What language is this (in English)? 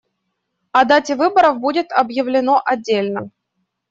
Russian